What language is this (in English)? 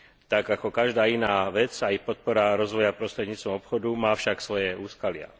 Slovak